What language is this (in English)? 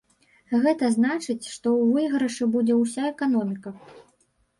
Belarusian